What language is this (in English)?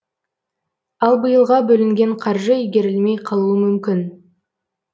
Kazakh